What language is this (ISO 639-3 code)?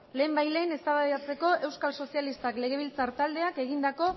eus